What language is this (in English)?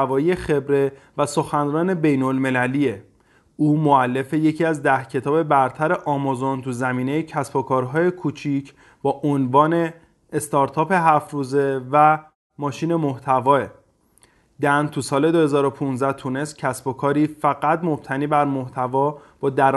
Persian